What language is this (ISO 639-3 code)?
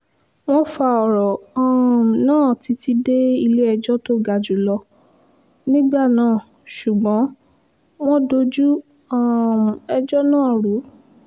yor